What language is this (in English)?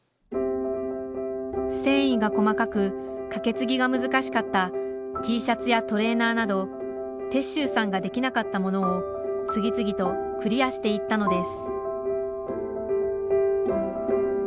Japanese